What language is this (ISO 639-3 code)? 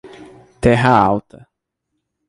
por